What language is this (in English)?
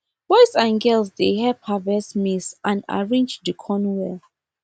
Nigerian Pidgin